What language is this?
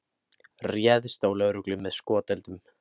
Icelandic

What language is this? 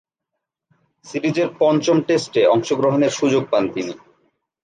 Bangla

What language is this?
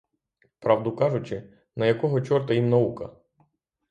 Ukrainian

